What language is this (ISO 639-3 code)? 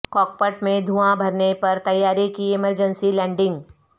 urd